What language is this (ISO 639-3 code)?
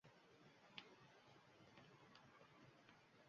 uzb